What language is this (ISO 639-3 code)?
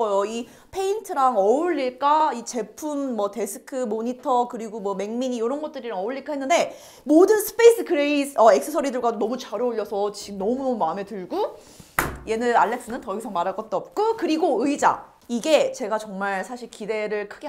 kor